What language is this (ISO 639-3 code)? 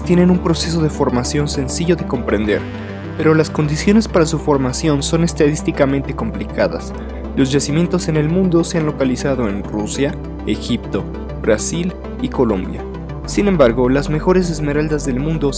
spa